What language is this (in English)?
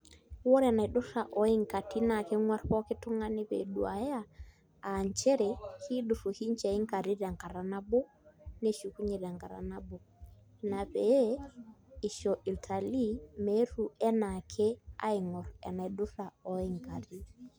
Masai